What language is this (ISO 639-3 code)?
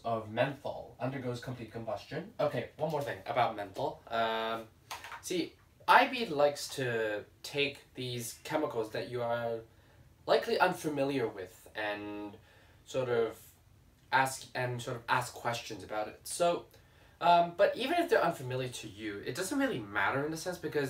eng